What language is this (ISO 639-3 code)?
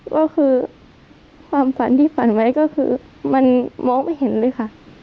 tha